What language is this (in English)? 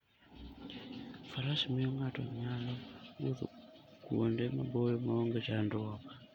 Luo (Kenya and Tanzania)